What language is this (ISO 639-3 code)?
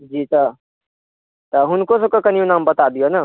mai